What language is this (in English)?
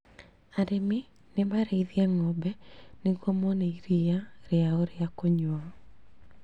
Kikuyu